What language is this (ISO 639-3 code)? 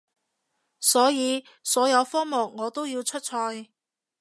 yue